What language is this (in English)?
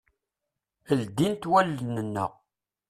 Kabyle